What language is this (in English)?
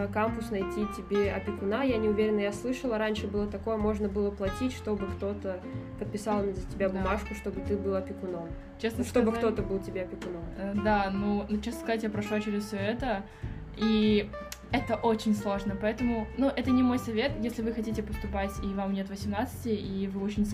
Russian